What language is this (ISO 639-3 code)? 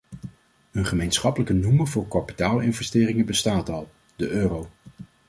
nld